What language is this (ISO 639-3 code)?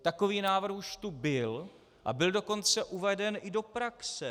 ces